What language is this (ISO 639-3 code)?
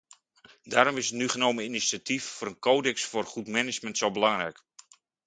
nld